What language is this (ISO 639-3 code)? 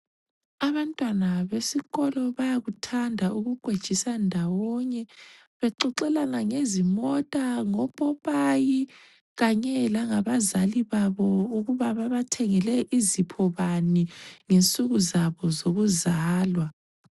nde